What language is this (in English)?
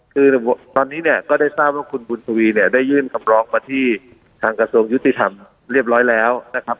Thai